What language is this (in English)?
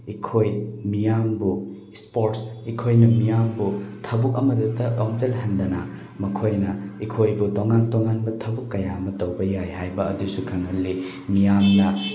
Manipuri